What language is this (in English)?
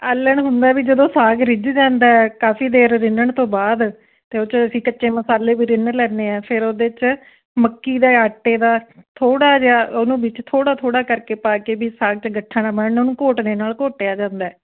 Punjabi